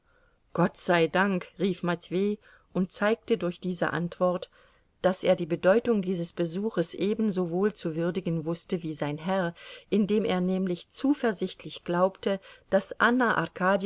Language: German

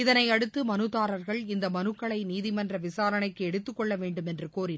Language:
Tamil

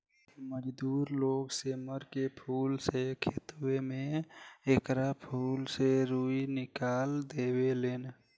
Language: Bhojpuri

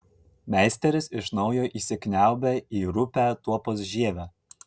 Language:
Lithuanian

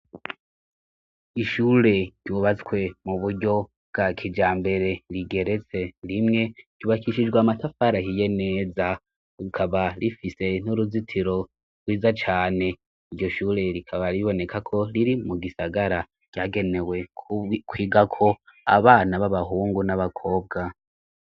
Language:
Rundi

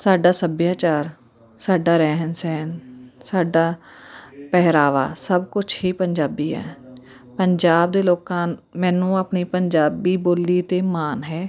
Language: Punjabi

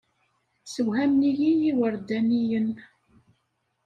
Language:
Kabyle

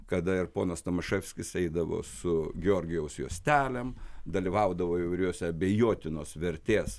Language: Lithuanian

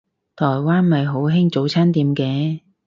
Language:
Cantonese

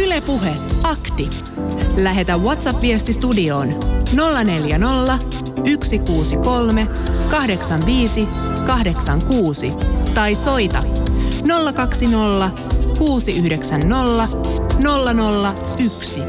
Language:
Finnish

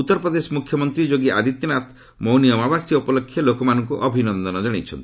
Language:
Odia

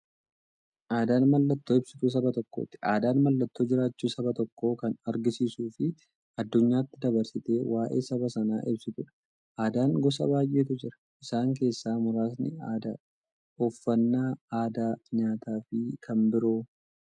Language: Oromo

